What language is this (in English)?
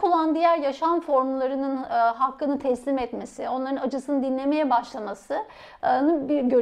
Turkish